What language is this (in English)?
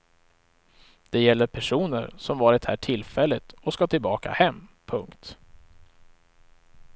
Swedish